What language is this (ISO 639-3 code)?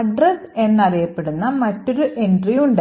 mal